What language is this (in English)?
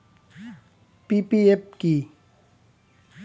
Bangla